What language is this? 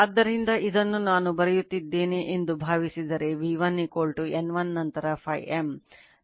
Kannada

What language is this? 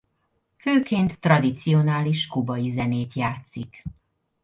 Hungarian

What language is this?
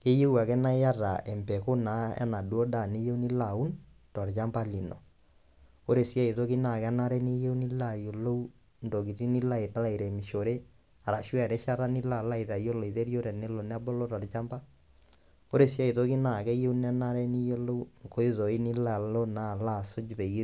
Masai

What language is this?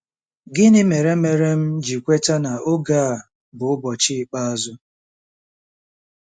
Igbo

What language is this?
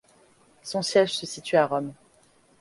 French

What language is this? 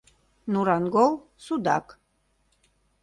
Mari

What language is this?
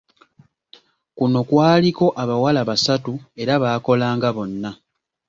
Ganda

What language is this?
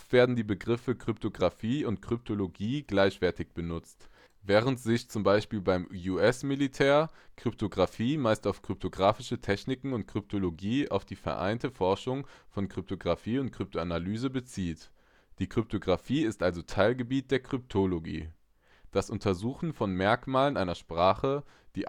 German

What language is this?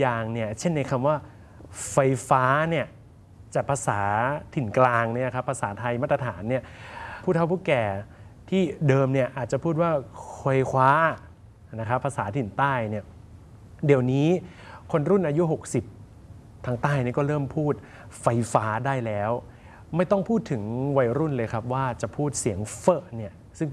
Thai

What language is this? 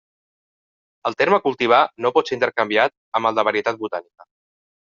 Catalan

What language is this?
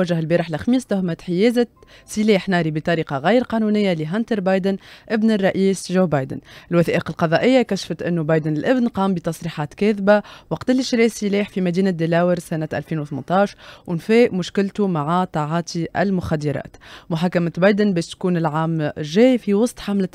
Arabic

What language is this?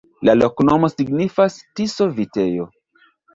Esperanto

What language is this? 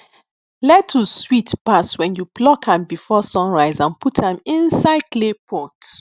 Nigerian Pidgin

